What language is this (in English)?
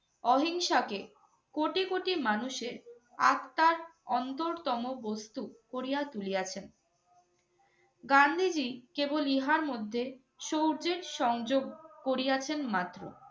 Bangla